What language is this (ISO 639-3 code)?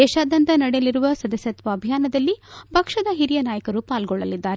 kan